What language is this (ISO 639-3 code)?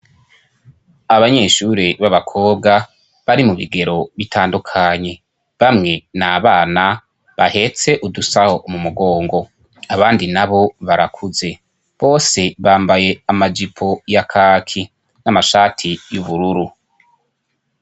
run